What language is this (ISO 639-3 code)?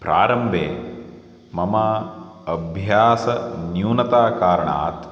san